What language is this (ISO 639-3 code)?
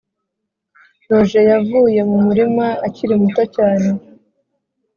kin